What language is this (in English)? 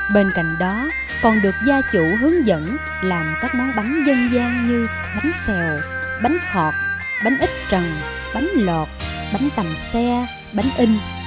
Vietnamese